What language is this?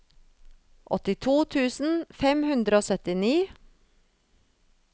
Norwegian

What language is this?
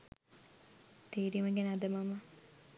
Sinhala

